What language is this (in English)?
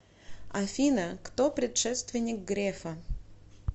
Russian